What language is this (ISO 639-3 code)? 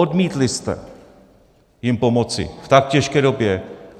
ces